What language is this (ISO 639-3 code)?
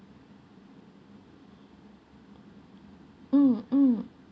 eng